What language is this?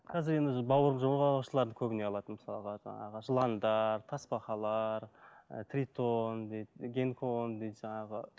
Kazakh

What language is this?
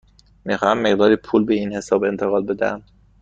Persian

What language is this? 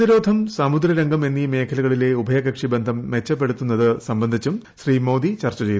Malayalam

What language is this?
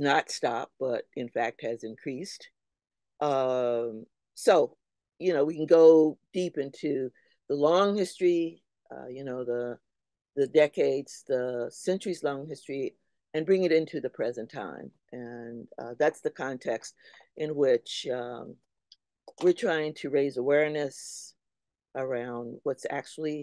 English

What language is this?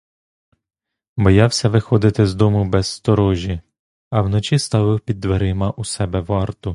Ukrainian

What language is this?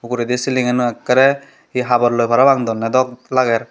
Chakma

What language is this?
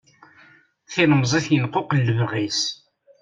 Kabyle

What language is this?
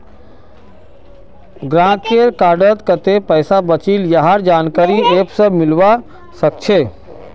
Magahi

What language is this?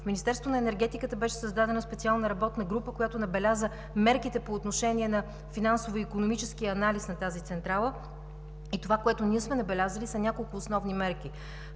Bulgarian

